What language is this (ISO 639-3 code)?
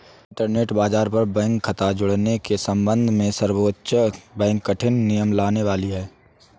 hin